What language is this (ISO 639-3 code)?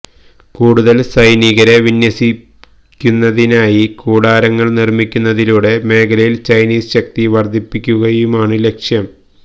mal